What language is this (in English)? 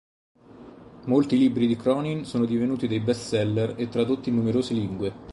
Italian